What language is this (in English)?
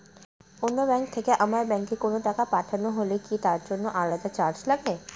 Bangla